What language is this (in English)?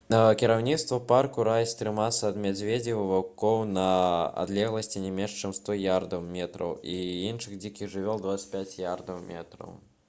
Belarusian